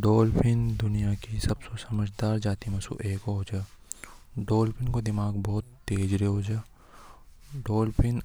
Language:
Hadothi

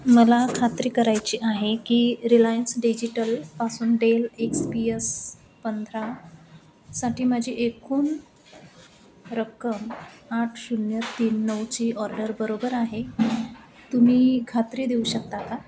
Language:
Marathi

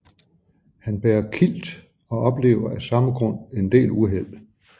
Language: Danish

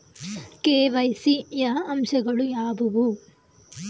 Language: Kannada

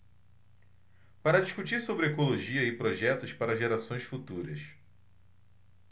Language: Portuguese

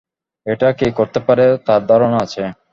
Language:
Bangla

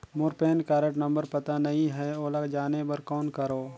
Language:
Chhattisgarhi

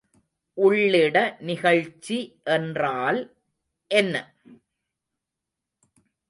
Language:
Tamil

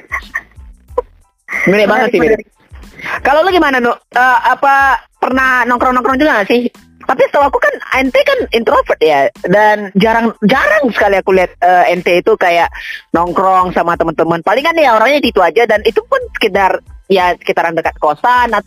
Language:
Indonesian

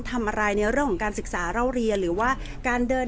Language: Thai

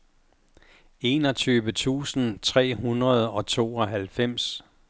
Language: Danish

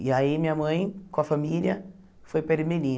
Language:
Portuguese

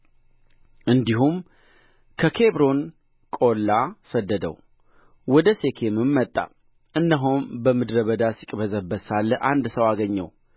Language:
Amharic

